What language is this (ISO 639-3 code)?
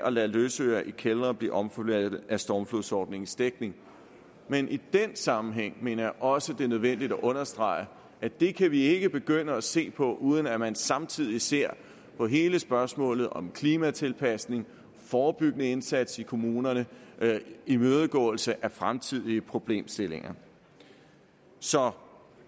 dan